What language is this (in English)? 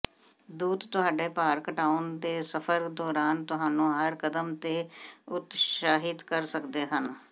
Punjabi